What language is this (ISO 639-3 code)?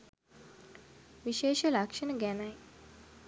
sin